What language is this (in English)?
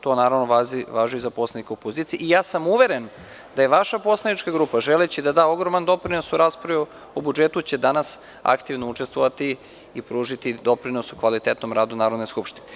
Serbian